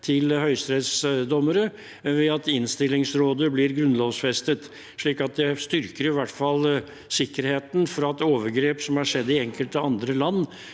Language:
Norwegian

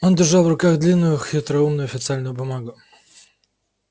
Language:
Russian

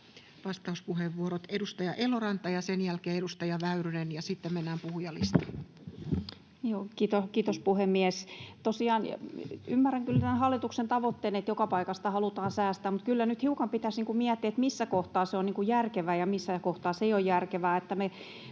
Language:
Finnish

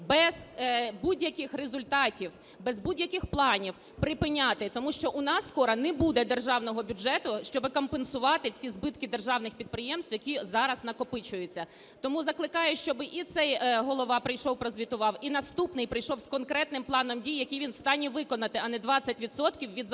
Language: Ukrainian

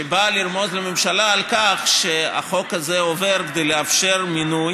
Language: Hebrew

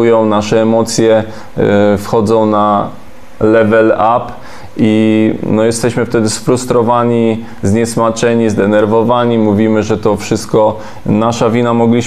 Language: Polish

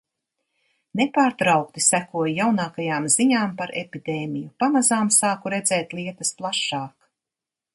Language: Latvian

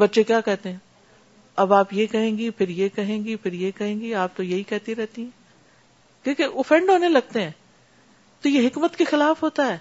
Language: Urdu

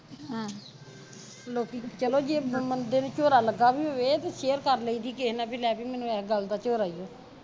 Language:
Punjabi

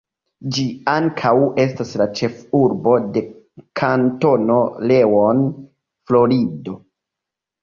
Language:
Esperanto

